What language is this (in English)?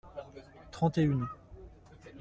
French